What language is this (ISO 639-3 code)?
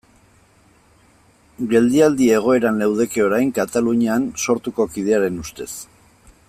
eus